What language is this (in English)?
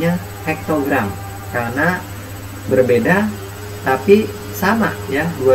Indonesian